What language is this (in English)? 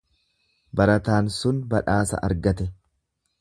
Oromo